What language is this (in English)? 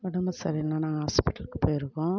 Tamil